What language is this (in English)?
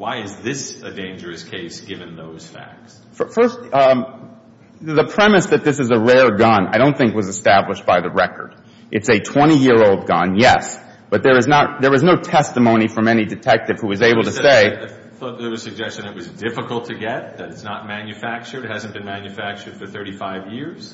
English